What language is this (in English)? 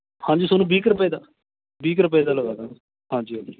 Punjabi